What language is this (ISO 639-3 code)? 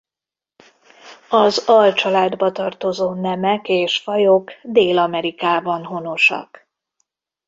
hun